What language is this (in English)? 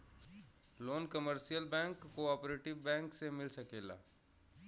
Bhojpuri